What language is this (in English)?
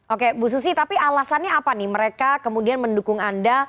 Indonesian